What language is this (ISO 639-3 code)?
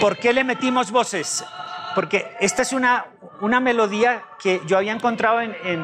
spa